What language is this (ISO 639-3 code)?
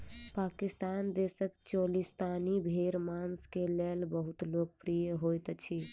mai